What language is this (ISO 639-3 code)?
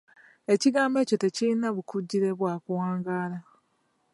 lug